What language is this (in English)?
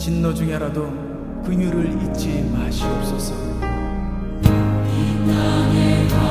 Korean